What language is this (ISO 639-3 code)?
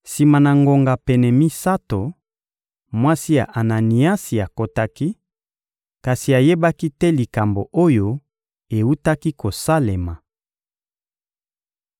lin